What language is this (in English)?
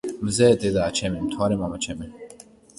Georgian